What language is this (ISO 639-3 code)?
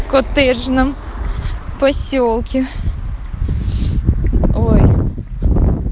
rus